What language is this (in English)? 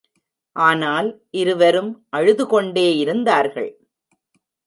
Tamil